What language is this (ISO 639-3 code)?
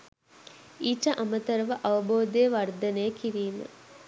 sin